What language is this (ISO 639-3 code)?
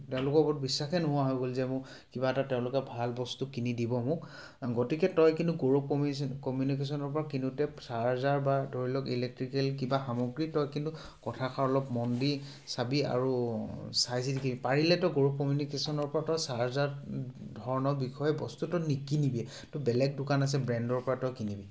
asm